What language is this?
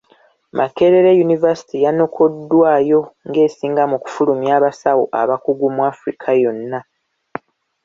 Ganda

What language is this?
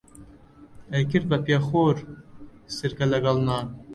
Central Kurdish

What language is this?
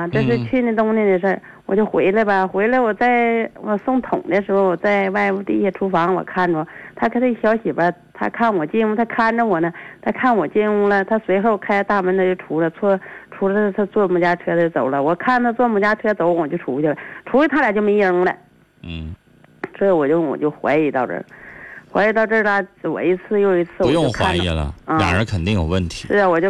Chinese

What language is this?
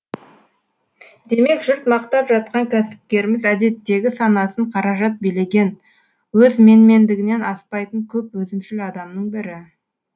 Kazakh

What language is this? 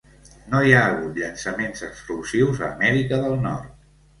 Catalan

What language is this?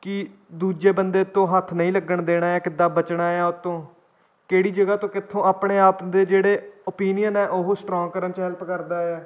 Punjabi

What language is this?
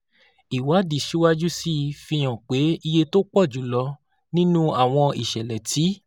Yoruba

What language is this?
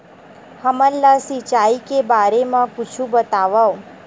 Chhattisgarhi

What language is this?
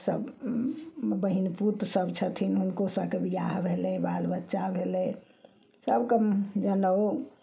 Maithili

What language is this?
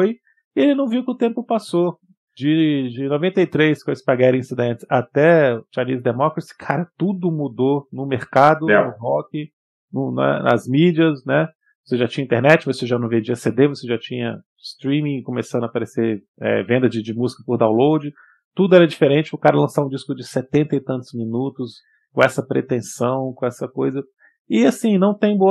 Portuguese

